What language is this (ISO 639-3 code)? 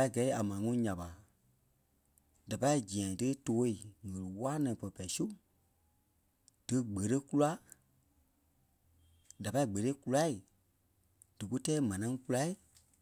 kpe